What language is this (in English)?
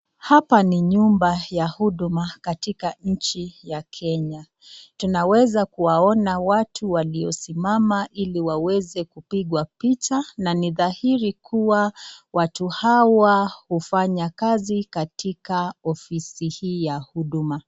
Swahili